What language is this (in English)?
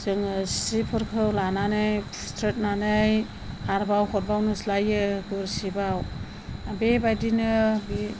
Bodo